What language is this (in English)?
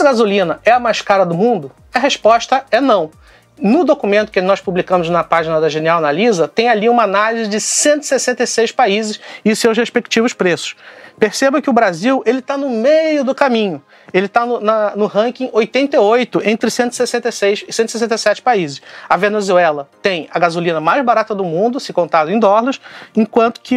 Portuguese